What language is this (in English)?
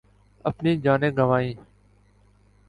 Urdu